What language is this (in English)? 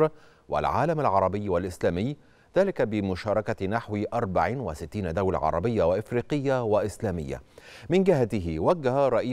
Arabic